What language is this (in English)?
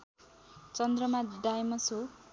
Nepali